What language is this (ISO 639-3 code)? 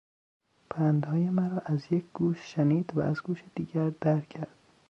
fas